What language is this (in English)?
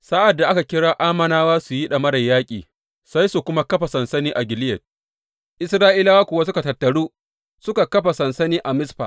Hausa